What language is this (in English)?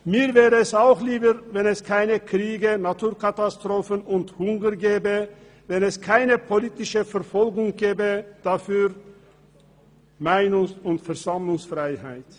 Swiss German